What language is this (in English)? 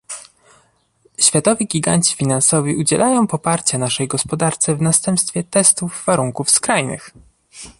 Polish